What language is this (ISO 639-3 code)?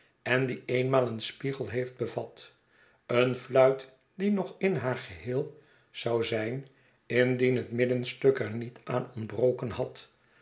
nld